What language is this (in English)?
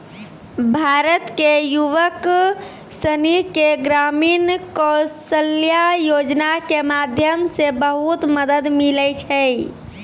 Maithili